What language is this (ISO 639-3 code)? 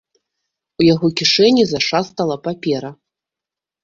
bel